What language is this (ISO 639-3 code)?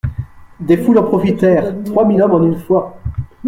fra